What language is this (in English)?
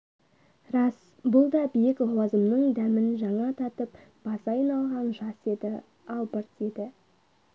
Kazakh